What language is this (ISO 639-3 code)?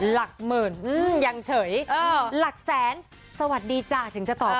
tha